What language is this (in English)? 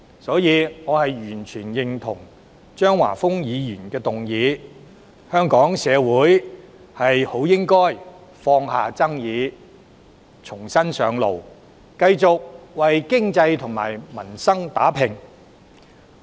Cantonese